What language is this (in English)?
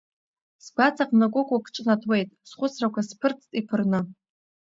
Abkhazian